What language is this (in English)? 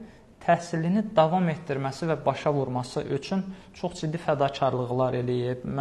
Turkish